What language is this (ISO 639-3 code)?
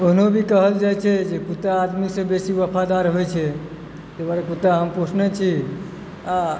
mai